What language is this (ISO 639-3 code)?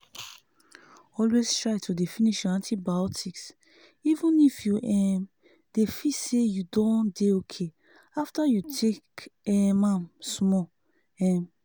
pcm